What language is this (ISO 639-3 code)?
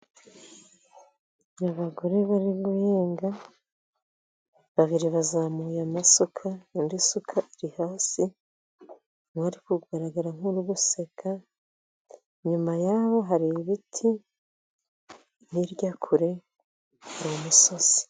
kin